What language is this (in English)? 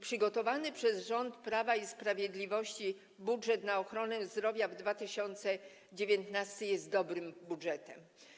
Polish